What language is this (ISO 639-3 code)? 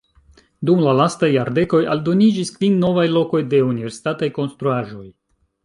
epo